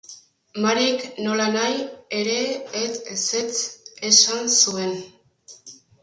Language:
Basque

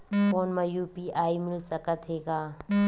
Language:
Chhattisgarhi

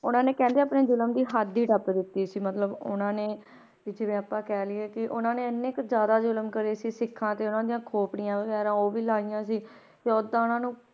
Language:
Punjabi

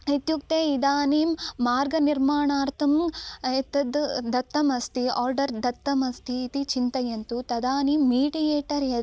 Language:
Sanskrit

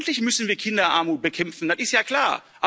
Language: German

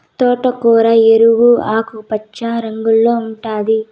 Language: Telugu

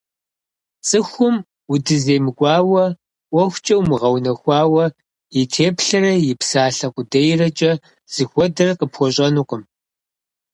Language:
Kabardian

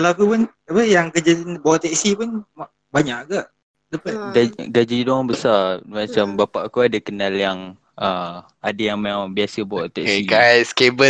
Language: Malay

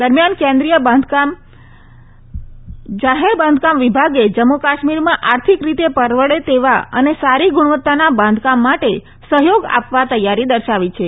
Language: Gujarati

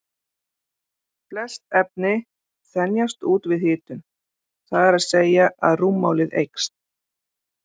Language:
Icelandic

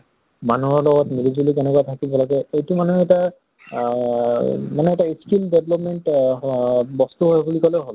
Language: Assamese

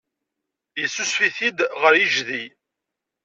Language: Kabyle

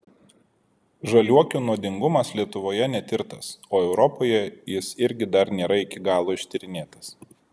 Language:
Lithuanian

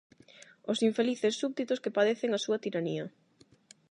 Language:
Galician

